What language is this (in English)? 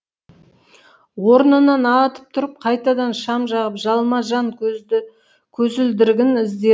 Kazakh